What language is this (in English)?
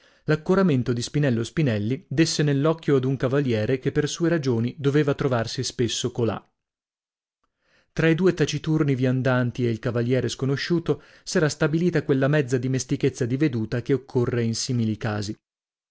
Italian